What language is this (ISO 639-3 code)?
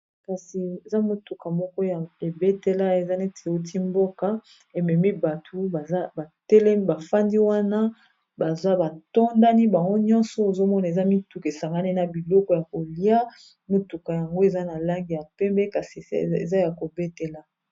lin